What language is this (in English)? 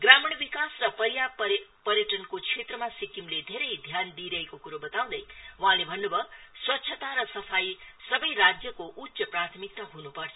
Nepali